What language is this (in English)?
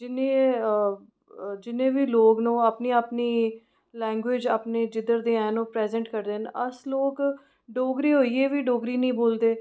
Dogri